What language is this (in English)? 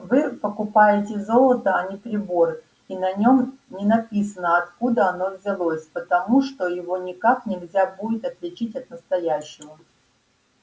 Russian